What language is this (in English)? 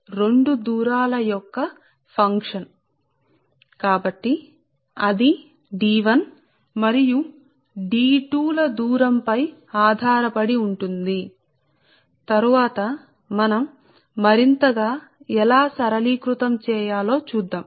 Telugu